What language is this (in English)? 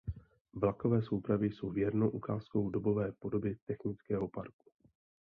Czech